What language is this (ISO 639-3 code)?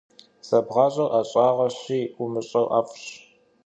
kbd